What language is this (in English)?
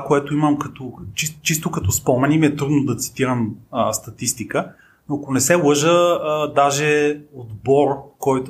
Bulgarian